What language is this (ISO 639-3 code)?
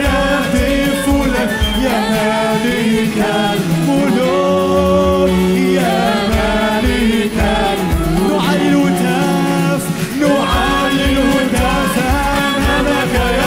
ara